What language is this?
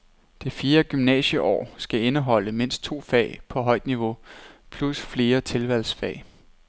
Danish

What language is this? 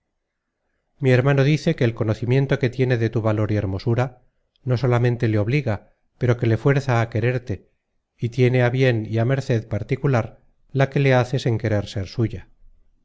Spanish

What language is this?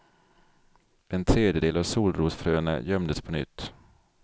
Swedish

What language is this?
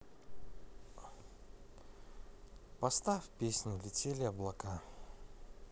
Russian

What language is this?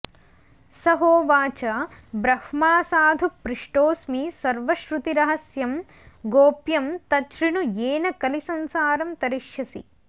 Sanskrit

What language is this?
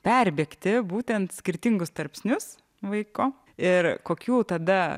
Lithuanian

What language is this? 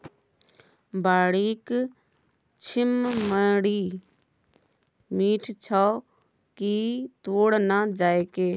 Maithili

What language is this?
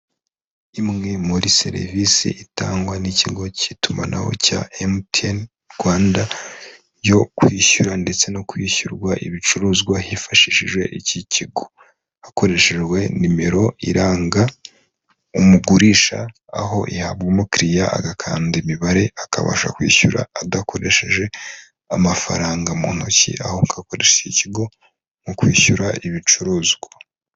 Kinyarwanda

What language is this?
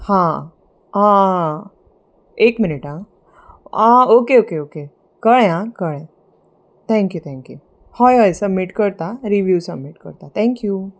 Konkani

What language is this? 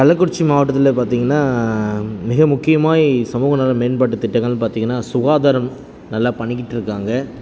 Tamil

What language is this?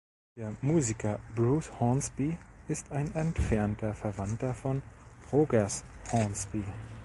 German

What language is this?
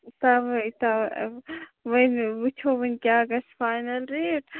Kashmiri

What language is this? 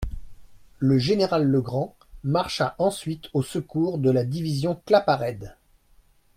French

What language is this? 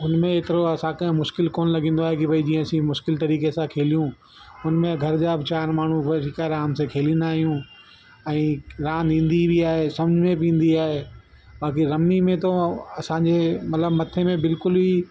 Sindhi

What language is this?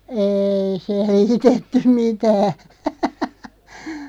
Finnish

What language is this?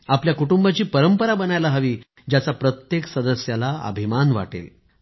Marathi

